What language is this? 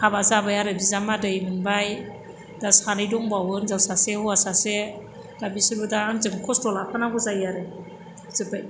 Bodo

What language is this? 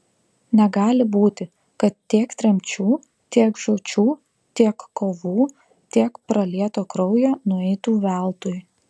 Lithuanian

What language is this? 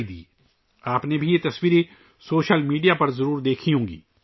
Urdu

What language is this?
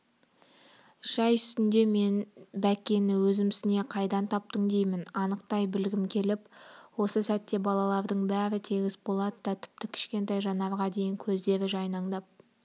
Kazakh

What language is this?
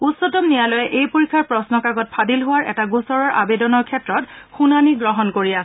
Assamese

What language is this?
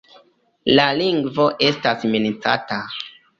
Esperanto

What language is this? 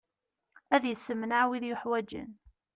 Kabyle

